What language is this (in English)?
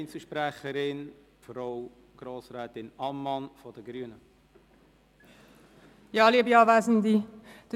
Swiss German